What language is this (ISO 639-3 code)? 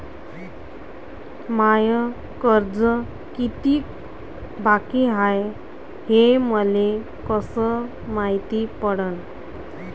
mar